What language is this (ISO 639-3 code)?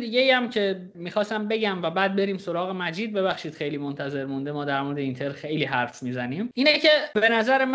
fas